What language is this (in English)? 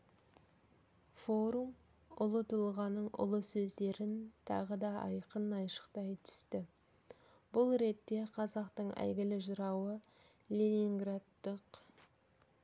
Kazakh